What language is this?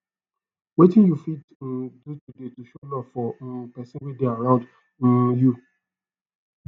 Nigerian Pidgin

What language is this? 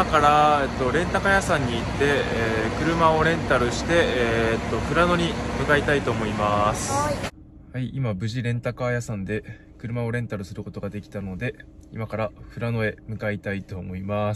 Japanese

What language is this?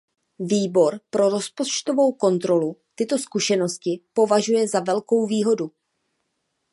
Czech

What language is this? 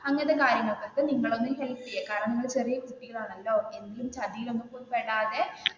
Malayalam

